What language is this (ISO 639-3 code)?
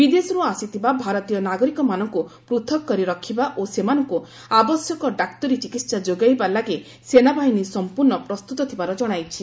ori